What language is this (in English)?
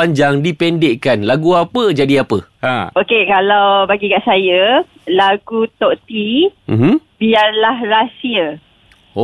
Malay